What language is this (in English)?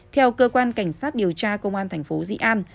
Vietnamese